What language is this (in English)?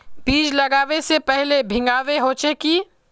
Magahi